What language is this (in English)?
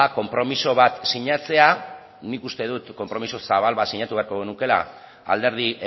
Basque